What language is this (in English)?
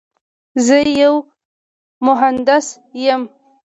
Pashto